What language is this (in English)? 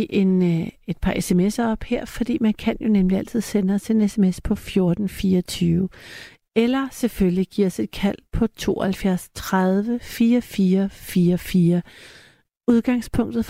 Danish